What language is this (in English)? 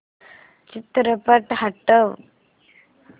Marathi